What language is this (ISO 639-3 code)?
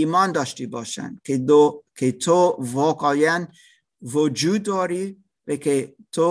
fas